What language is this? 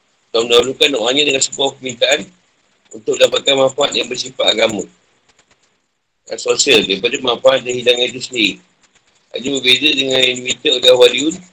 Malay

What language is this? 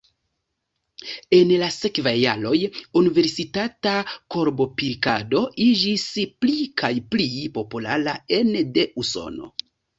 Esperanto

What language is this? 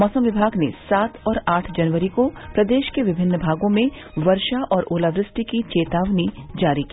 Hindi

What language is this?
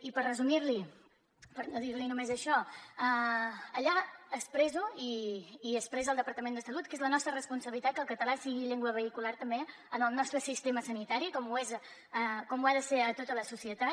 Catalan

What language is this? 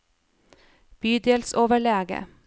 Norwegian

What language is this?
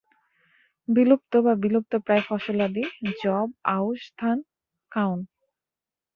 Bangla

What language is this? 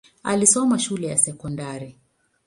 Swahili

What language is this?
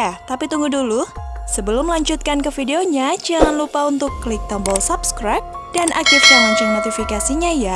Indonesian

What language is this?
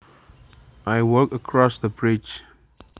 Javanese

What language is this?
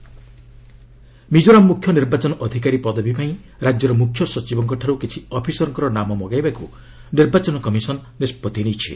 Odia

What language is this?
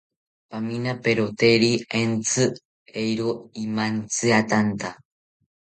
South Ucayali Ashéninka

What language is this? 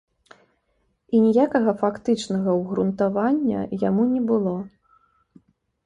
Belarusian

